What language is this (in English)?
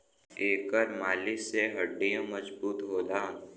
Bhojpuri